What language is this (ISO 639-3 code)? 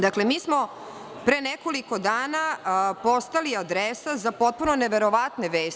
srp